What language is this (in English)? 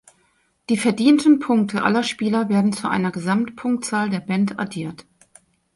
German